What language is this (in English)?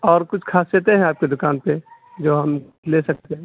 Urdu